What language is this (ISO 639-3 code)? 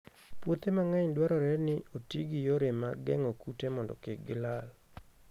luo